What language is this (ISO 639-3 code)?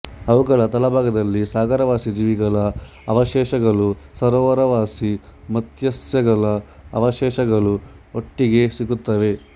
kan